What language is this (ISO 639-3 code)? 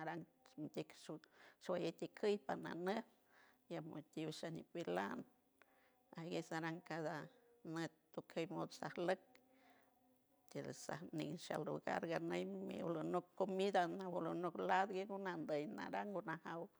hue